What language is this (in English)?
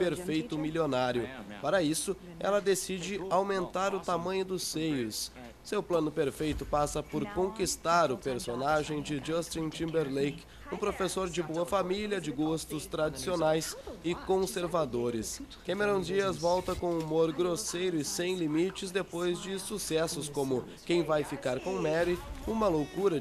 Portuguese